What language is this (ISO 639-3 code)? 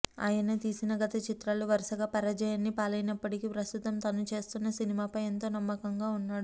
tel